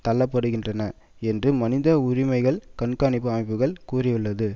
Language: Tamil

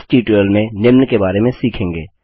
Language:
Hindi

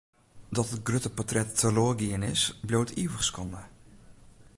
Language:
Western Frisian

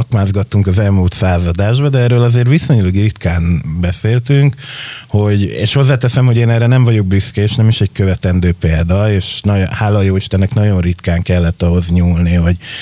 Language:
Hungarian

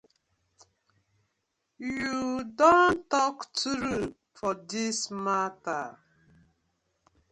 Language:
Nigerian Pidgin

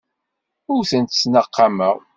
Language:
Kabyle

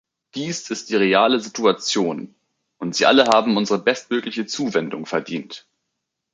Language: German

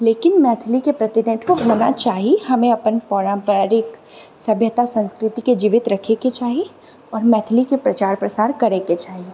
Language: Maithili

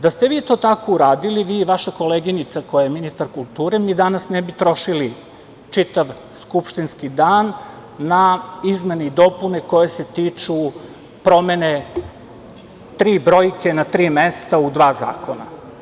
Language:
Serbian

